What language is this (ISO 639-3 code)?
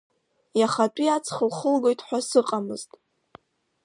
abk